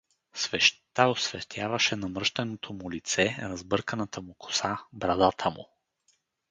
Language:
Bulgarian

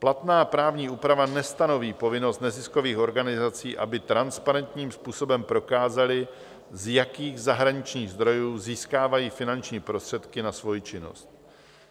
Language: Czech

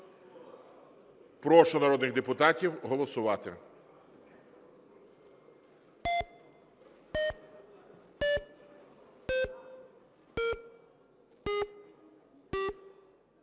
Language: Ukrainian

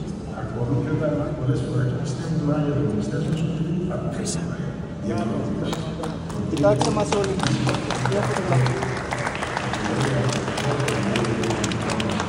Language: Greek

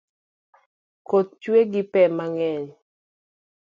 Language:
Luo (Kenya and Tanzania)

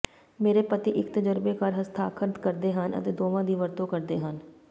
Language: Punjabi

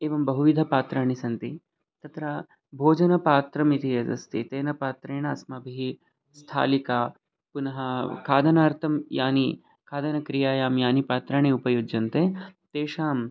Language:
Sanskrit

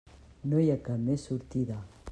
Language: Catalan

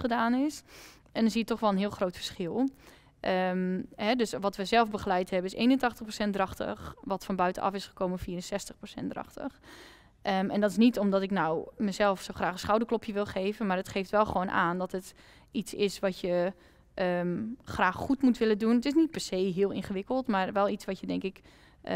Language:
Dutch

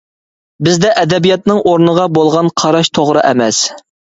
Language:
Uyghur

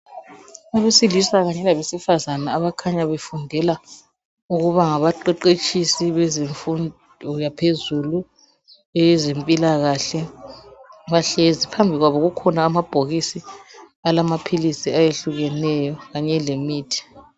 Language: North Ndebele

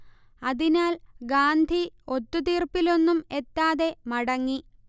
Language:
Malayalam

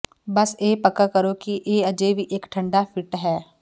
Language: Punjabi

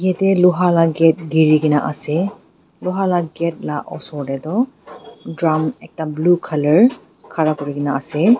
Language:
Naga Pidgin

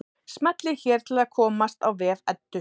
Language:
Icelandic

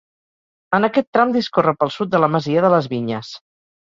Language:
Catalan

